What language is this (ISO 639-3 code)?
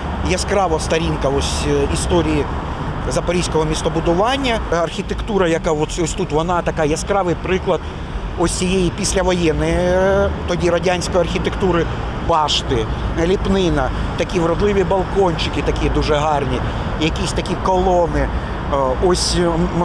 ukr